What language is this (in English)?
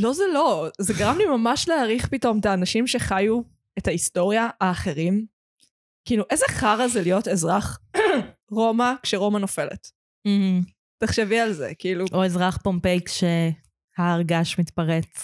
Hebrew